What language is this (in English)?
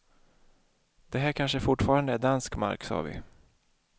Swedish